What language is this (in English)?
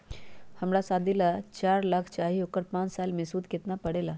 Magahi